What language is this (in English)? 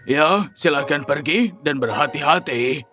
Indonesian